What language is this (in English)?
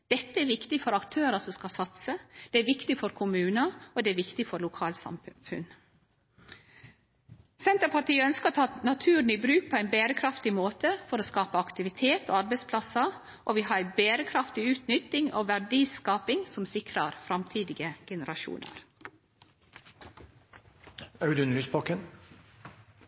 Norwegian Nynorsk